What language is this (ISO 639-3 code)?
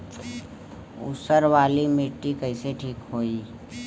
bho